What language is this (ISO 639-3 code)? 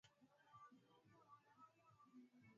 swa